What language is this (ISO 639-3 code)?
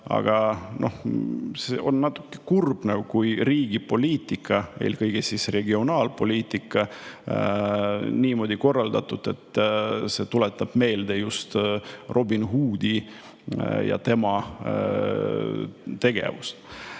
est